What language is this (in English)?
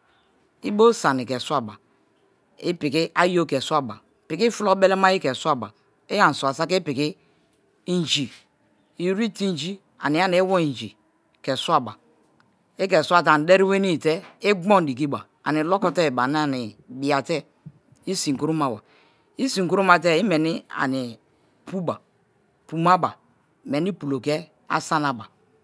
Kalabari